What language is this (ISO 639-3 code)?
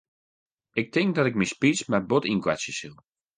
fry